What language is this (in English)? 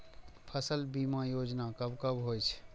Maithili